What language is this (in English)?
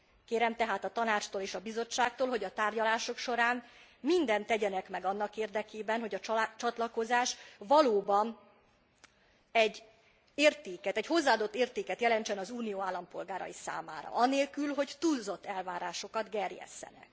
Hungarian